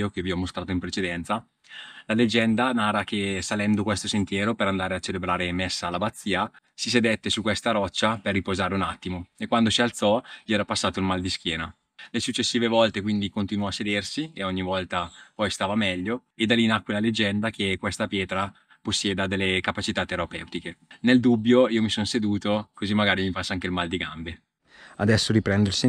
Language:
Italian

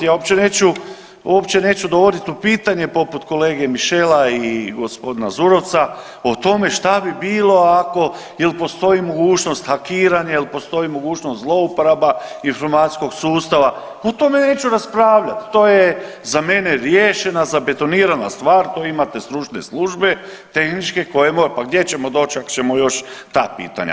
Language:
Croatian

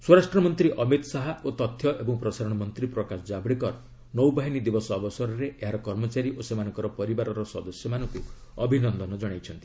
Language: Odia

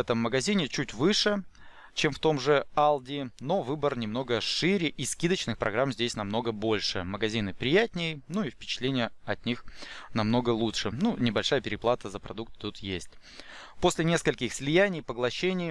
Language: Russian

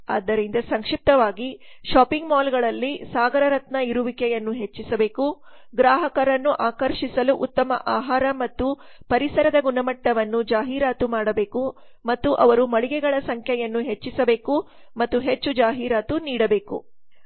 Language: Kannada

